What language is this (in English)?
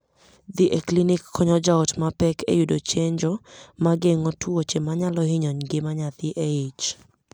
Luo (Kenya and Tanzania)